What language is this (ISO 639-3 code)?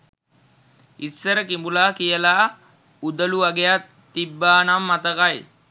sin